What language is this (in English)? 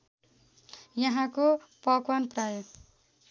Nepali